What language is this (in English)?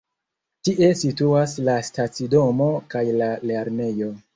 Esperanto